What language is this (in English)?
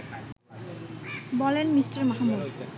Bangla